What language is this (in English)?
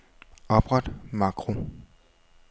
Danish